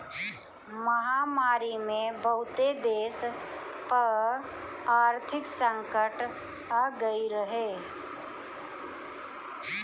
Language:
Bhojpuri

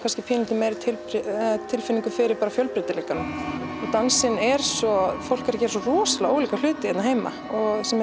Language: Icelandic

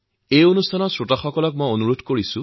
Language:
Assamese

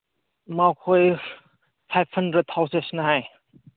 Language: Manipuri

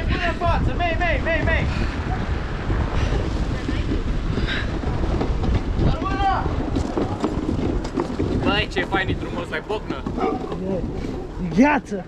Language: Romanian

